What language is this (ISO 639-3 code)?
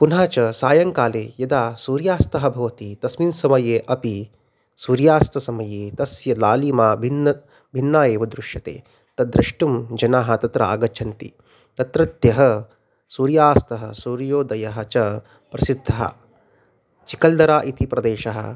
san